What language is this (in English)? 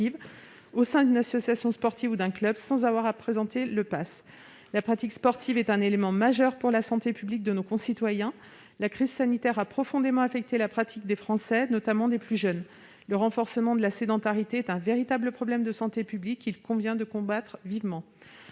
French